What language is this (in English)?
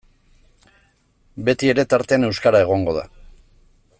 Basque